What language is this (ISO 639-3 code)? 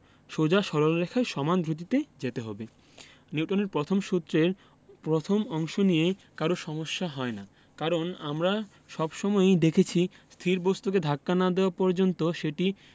ben